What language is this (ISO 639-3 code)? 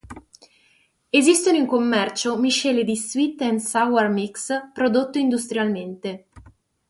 ita